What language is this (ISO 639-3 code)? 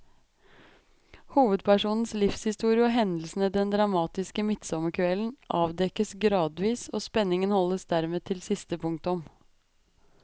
nor